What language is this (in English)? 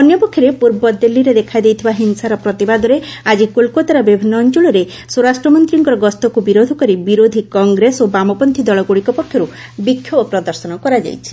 Odia